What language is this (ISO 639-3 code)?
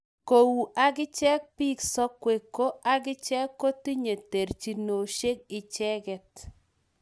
kln